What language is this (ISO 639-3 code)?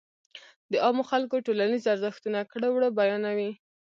pus